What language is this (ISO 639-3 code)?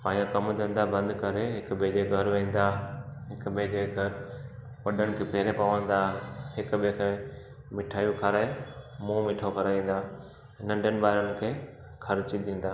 snd